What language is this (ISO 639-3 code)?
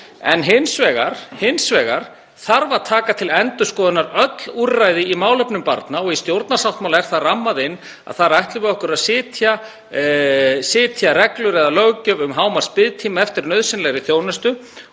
isl